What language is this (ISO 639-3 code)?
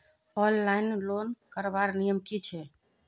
mag